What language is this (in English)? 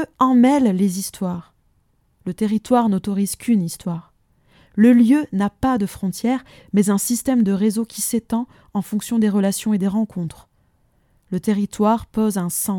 French